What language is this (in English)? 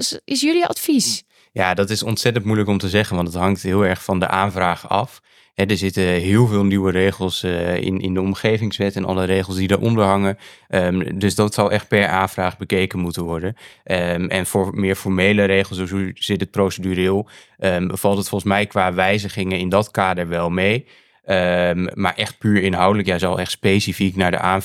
Dutch